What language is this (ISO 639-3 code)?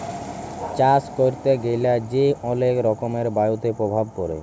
ben